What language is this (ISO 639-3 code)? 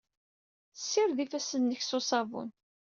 kab